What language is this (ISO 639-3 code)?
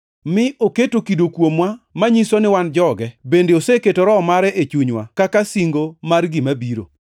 luo